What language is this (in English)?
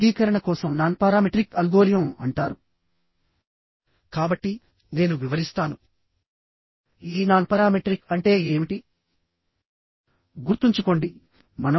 Telugu